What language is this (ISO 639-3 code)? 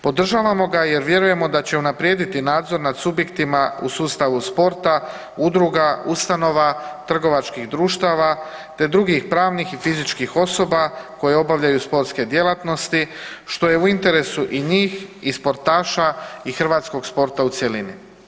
hrv